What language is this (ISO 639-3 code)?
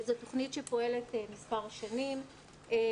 heb